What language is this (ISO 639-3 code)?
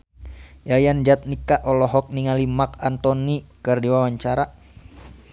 sun